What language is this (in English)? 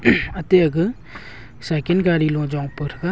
Wancho Naga